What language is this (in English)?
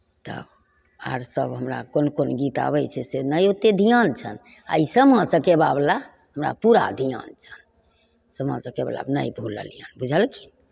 Maithili